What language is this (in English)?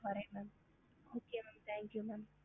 Tamil